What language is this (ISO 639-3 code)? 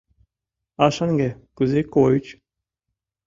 chm